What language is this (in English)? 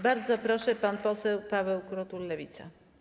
Polish